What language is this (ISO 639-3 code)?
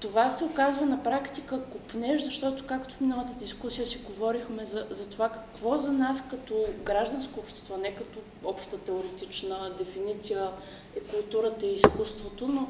bul